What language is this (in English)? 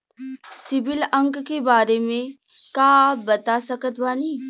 Bhojpuri